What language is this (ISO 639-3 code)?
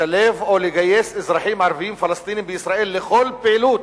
heb